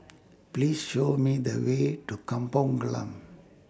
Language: English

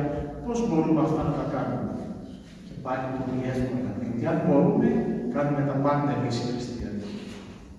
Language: Greek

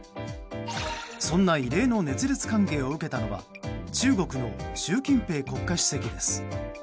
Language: Japanese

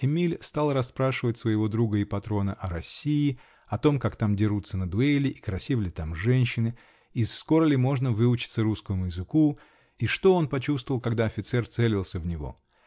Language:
Russian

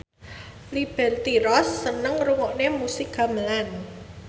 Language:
Javanese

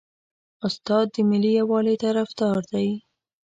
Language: Pashto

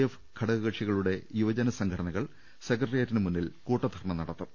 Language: Malayalam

